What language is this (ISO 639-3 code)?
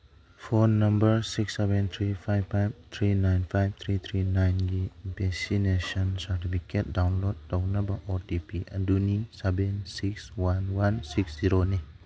mni